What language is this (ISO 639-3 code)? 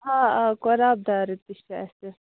kas